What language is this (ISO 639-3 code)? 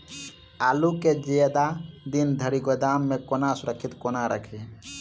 mai